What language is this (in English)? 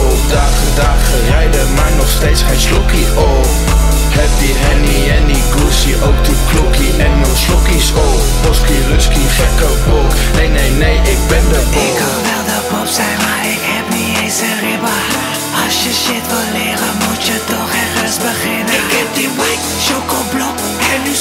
Dutch